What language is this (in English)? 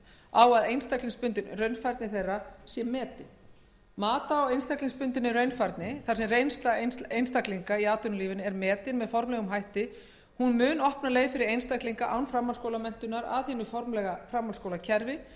Icelandic